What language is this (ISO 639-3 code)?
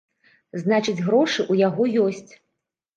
bel